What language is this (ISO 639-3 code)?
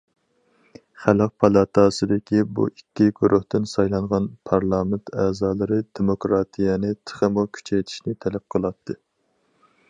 uig